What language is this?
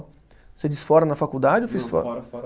Portuguese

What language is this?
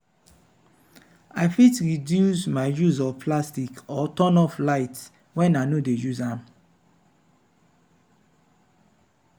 Nigerian Pidgin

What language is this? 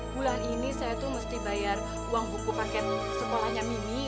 Indonesian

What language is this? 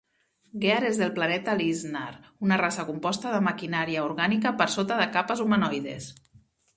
Catalan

